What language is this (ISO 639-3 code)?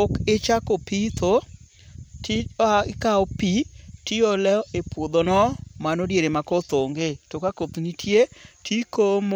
luo